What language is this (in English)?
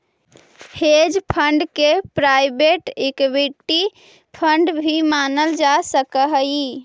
Magahi